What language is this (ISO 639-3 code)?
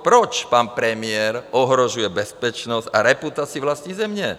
ces